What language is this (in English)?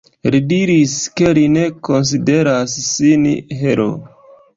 Esperanto